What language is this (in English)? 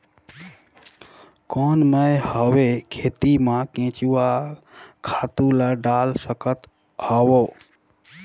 Chhattisgarhi